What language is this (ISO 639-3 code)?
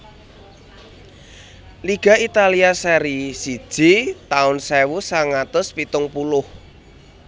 jav